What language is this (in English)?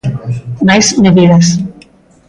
Galician